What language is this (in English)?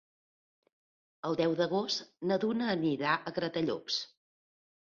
Catalan